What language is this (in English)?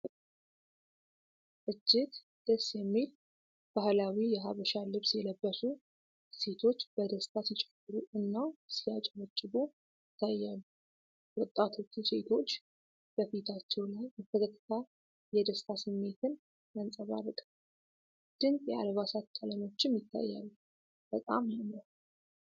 Amharic